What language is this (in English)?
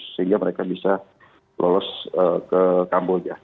Indonesian